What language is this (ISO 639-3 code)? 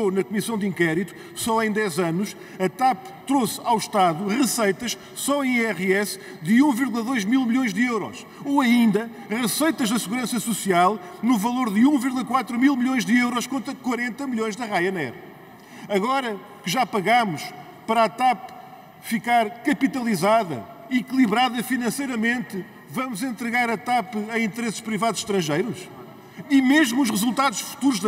por